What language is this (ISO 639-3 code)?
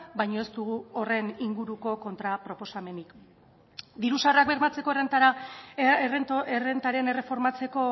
eus